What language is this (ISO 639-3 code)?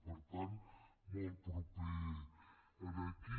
cat